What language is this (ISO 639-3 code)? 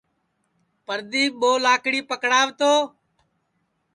ssi